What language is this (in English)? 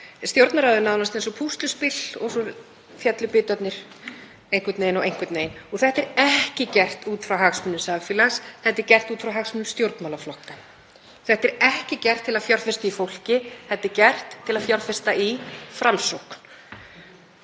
Icelandic